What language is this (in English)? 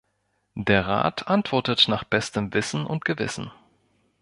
German